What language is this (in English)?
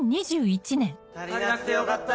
Japanese